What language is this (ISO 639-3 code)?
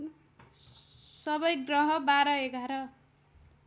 nep